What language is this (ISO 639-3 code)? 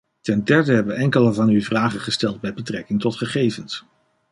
nld